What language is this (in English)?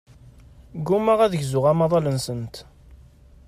Kabyle